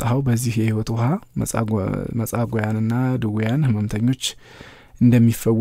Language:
Arabic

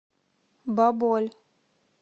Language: Russian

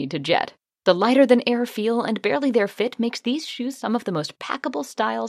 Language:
Swedish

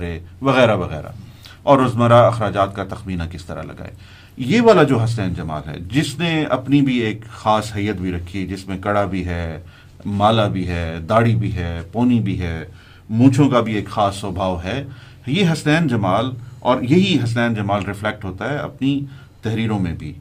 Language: Urdu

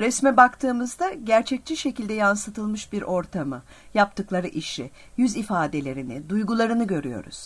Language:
Turkish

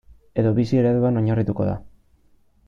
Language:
Basque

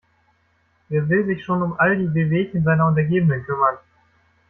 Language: German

